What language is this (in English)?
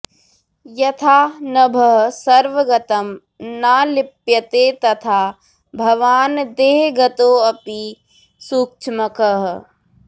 Sanskrit